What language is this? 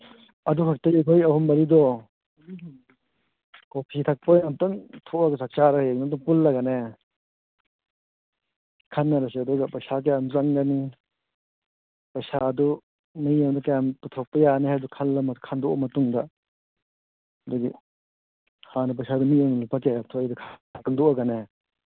Manipuri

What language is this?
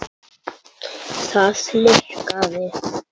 Icelandic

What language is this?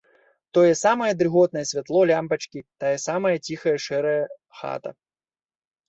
Belarusian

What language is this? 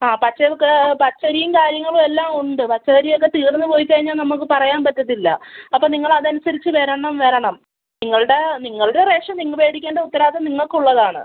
Malayalam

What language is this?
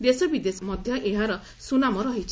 Odia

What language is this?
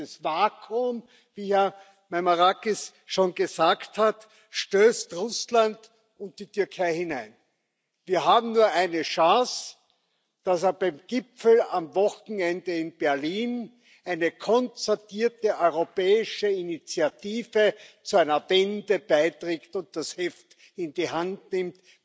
German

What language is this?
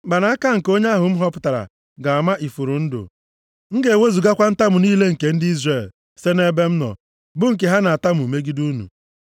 Igbo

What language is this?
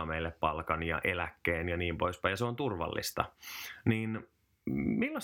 Finnish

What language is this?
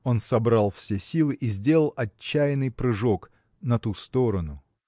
Russian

